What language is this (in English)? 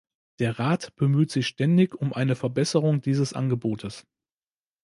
German